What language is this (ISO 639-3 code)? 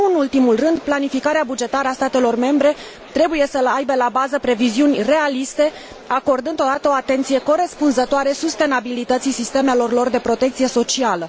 ron